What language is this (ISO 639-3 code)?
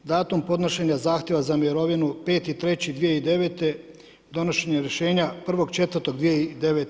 hrv